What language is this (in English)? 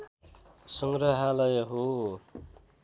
Nepali